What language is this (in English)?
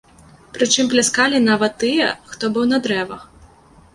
Belarusian